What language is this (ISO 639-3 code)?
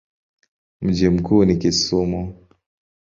swa